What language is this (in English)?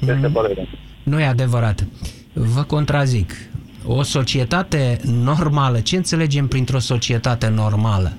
Romanian